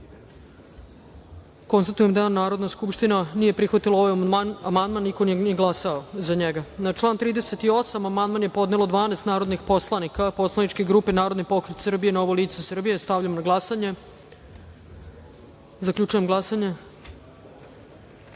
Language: Serbian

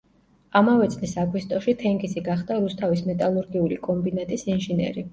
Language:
Georgian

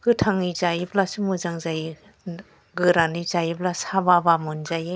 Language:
Bodo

